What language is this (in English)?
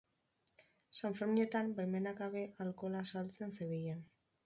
Basque